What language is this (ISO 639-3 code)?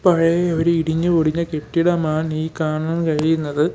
mal